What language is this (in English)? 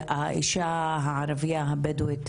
Hebrew